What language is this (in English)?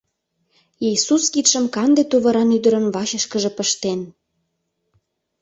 Mari